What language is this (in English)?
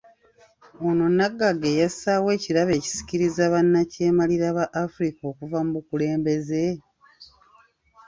Ganda